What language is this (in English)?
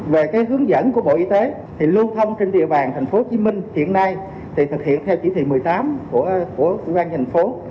Vietnamese